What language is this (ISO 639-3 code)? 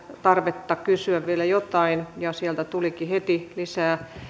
fin